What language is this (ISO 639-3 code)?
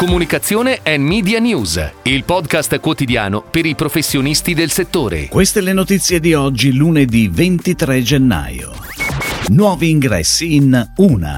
ita